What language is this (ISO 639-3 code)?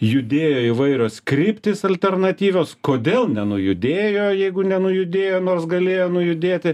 lit